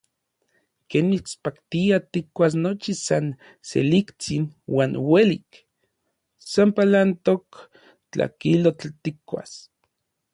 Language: Orizaba Nahuatl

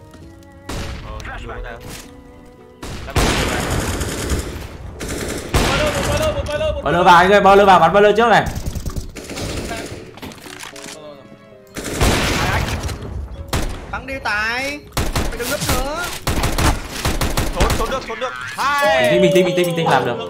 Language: Vietnamese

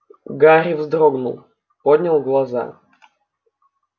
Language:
Russian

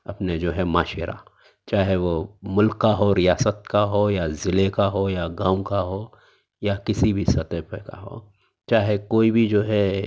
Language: Urdu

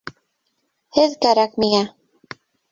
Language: Bashkir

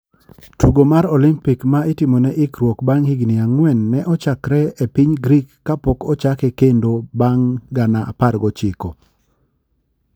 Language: Luo (Kenya and Tanzania)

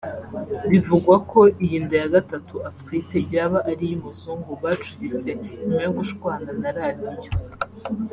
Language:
Kinyarwanda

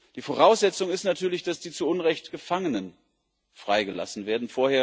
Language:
German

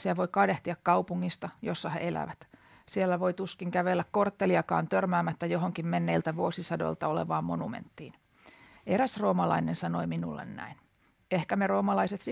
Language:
Finnish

